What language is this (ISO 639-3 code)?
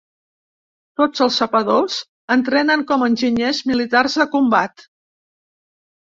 cat